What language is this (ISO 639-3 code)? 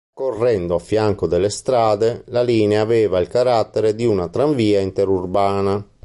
ita